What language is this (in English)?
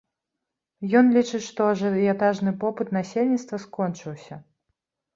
Belarusian